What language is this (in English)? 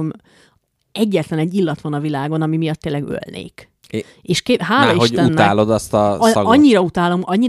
Hungarian